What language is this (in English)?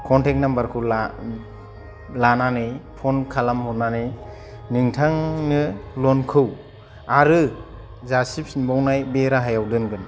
Bodo